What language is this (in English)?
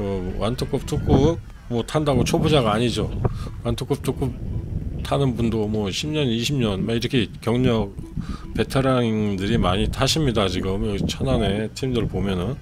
Korean